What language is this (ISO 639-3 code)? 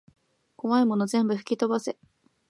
jpn